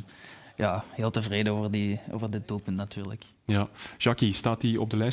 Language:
Dutch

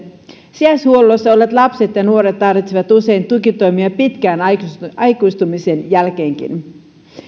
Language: Finnish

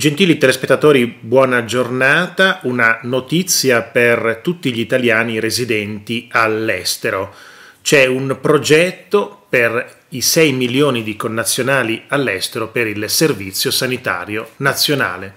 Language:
Italian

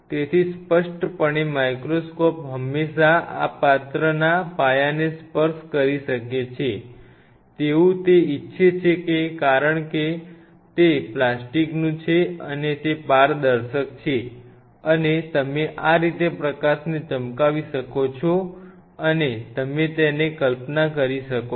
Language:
Gujarati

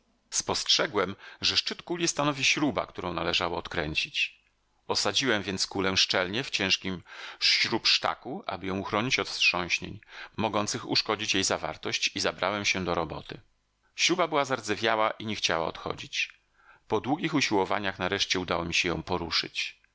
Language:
Polish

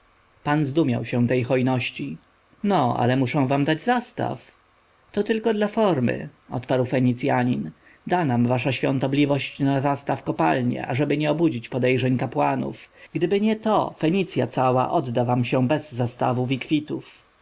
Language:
Polish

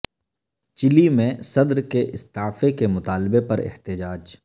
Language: Urdu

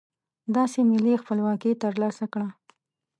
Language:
Pashto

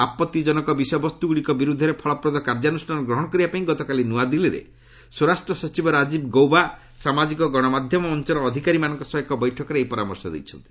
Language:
Odia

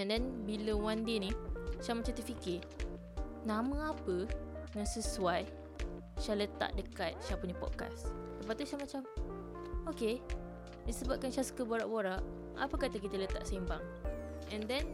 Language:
Malay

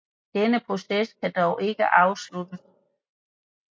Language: Danish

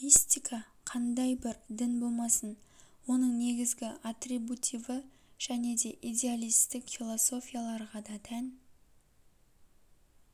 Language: Kazakh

